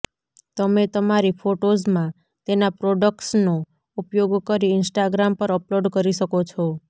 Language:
Gujarati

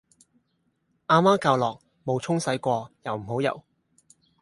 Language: Cantonese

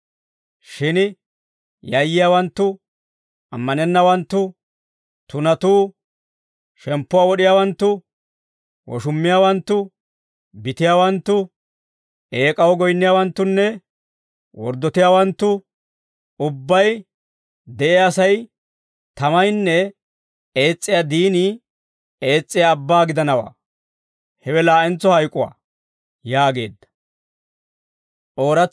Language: Dawro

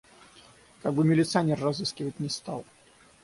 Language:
Russian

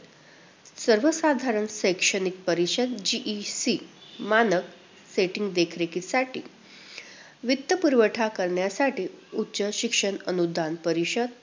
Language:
Marathi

